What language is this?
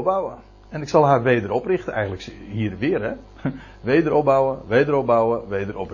Dutch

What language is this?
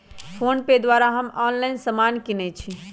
Magahi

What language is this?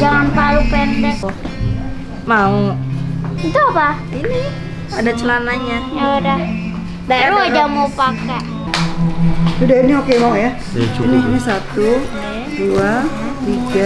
Indonesian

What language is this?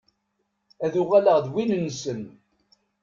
Kabyle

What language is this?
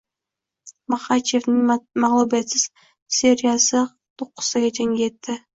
Uzbek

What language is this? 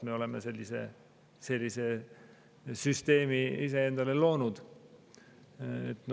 Estonian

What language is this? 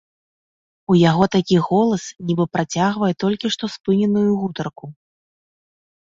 Belarusian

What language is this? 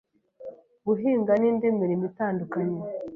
Kinyarwanda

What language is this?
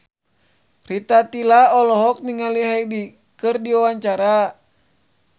Sundanese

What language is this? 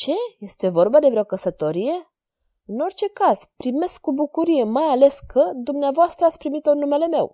Romanian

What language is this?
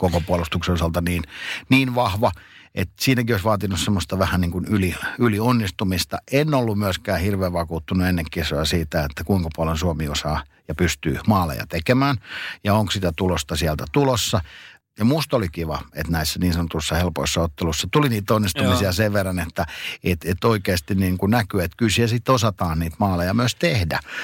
Finnish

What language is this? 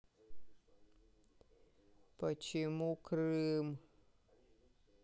Russian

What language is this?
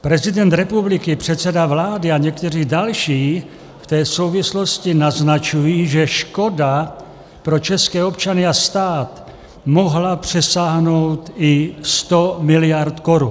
Czech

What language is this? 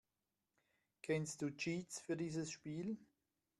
German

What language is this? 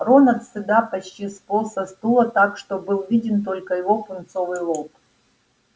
Russian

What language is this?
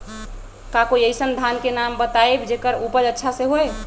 Magahi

